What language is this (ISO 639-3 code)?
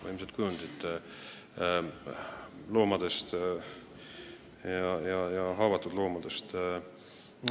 est